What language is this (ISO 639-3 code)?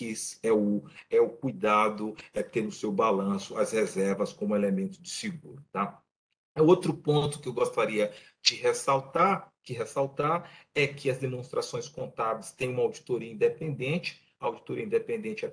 por